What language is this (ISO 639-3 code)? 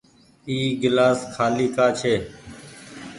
gig